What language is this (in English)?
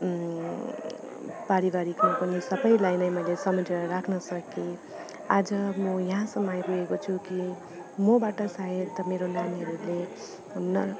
Nepali